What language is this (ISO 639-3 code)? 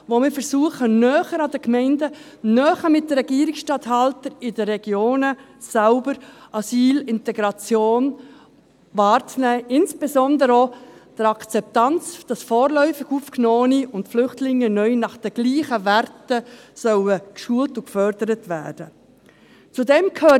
gsw